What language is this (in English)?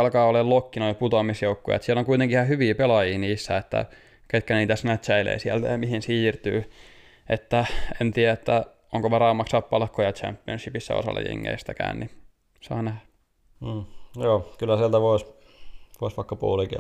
Finnish